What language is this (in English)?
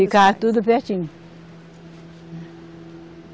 Portuguese